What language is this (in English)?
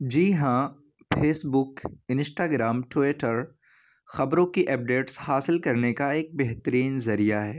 Urdu